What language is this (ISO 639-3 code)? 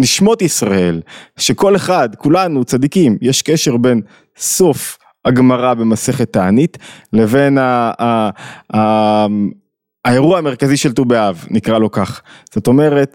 heb